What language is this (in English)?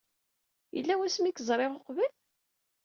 Kabyle